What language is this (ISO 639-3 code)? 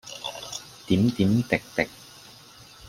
yue